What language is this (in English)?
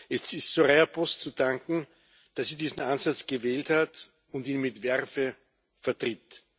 German